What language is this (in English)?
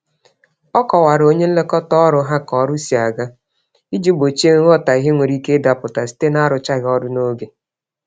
Igbo